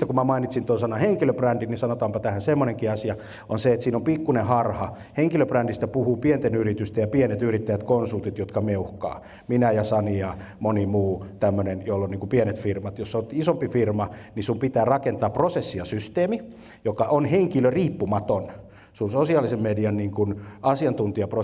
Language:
Finnish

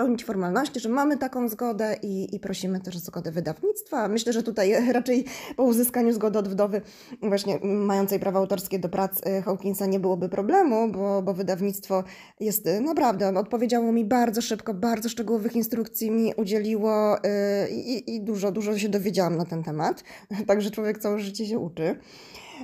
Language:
Polish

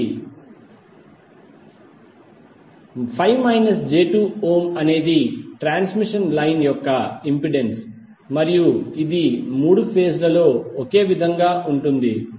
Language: Telugu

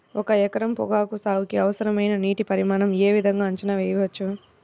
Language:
Telugu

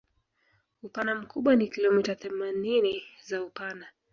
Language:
Swahili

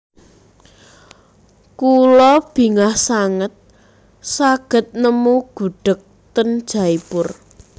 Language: Javanese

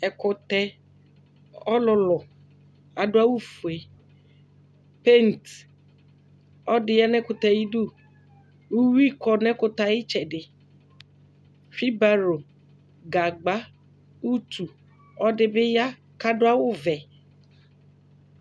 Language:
Ikposo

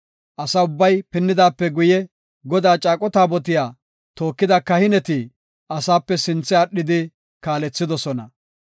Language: Gofa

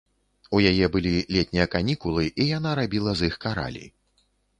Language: Belarusian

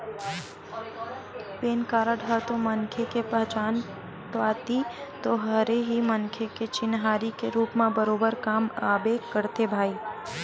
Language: Chhattisgarhi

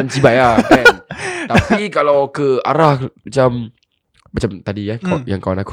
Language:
Malay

